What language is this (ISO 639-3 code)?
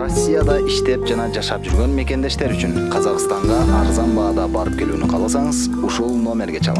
rus